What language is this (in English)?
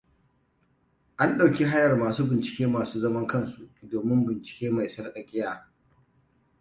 Hausa